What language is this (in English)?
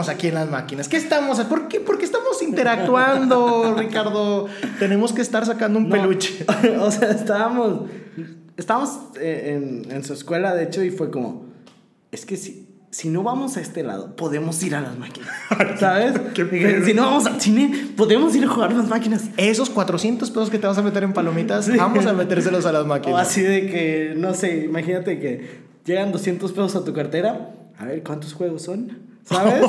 Spanish